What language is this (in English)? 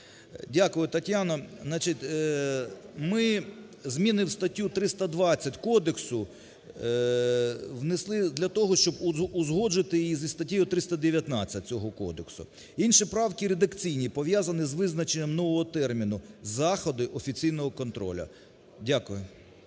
Ukrainian